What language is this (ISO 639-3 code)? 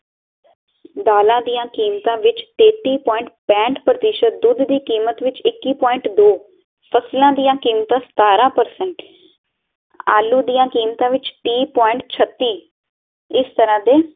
pan